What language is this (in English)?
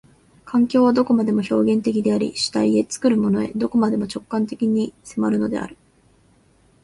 Japanese